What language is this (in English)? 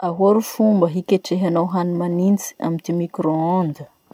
Masikoro Malagasy